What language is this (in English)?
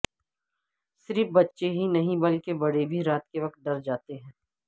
Urdu